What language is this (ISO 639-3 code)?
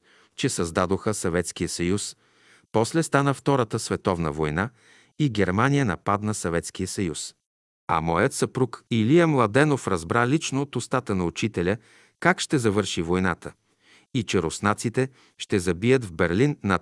bul